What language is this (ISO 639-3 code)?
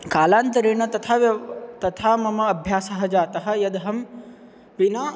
san